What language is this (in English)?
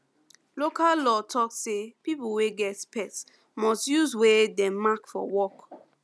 Nigerian Pidgin